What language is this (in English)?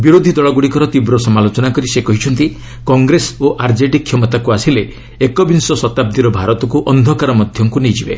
Odia